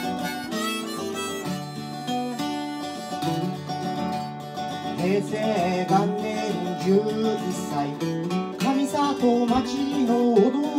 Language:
Japanese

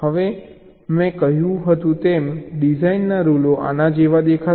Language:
Gujarati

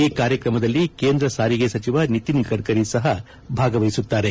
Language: Kannada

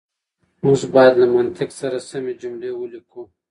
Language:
Pashto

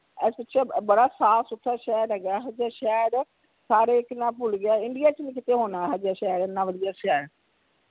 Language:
Punjabi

